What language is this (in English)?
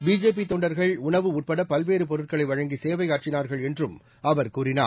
Tamil